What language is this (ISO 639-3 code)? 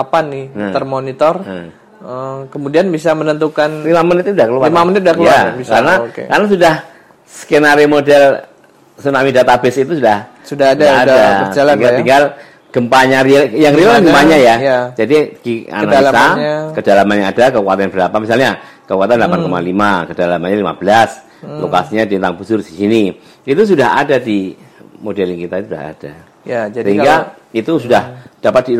ind